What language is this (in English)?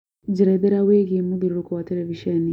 Kikuyu